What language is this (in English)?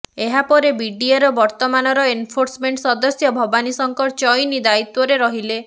Odia